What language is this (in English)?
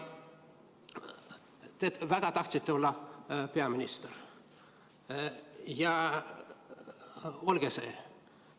Estonian